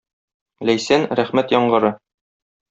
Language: Tatar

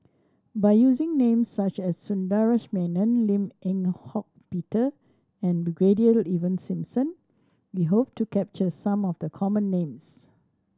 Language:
English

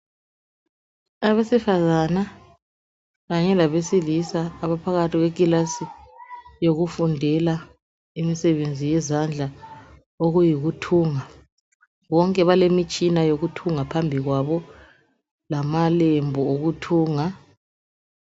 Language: North Ndebele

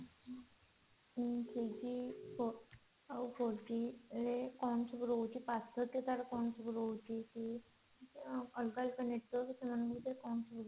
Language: Odia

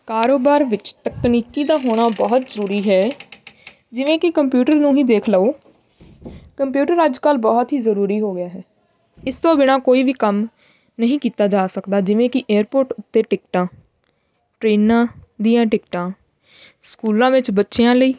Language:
Punjabi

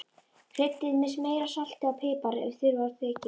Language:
Icelandic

